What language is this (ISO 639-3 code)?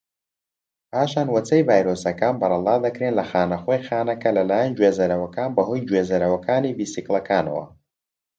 ckb